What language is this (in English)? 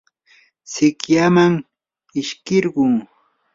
Yanahuanca Pasco Quechua